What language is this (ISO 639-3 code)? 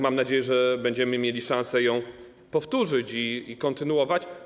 pol